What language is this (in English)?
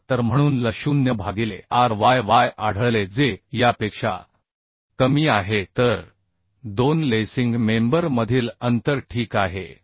Marathi